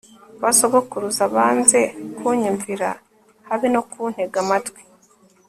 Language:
Kinyarwanda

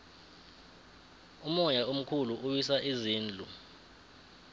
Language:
South Ndebele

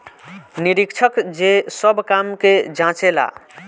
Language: Bhojpuri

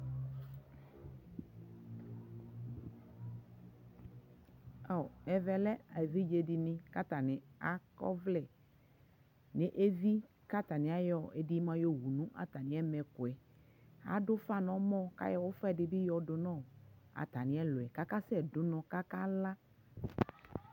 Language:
Ikposo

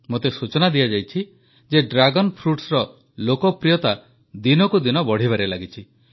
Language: Odia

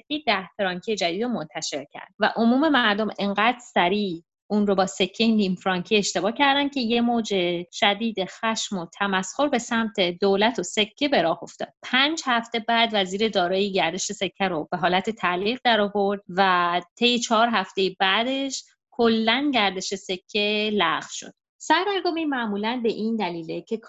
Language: Persian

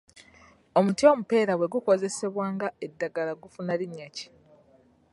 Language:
Ganda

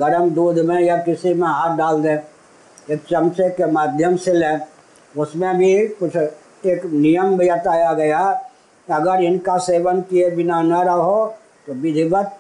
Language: Hindi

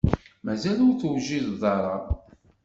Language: Kabyle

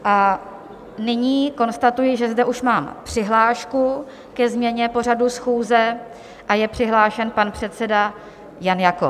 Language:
Czech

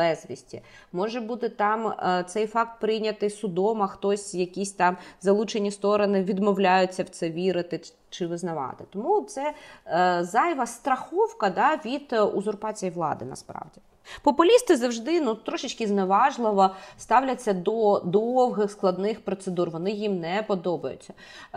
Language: Ukrainian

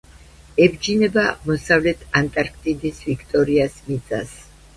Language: Georgian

